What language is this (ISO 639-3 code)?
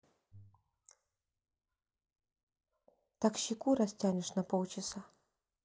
rus